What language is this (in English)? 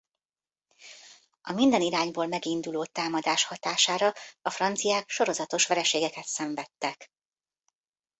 Hungarian